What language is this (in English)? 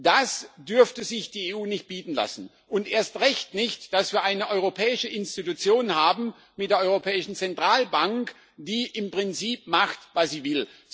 German